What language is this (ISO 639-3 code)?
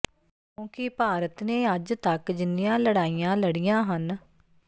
pan